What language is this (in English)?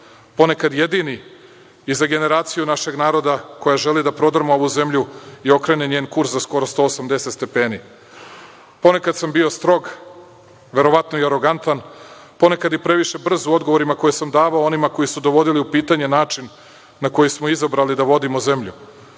Serbian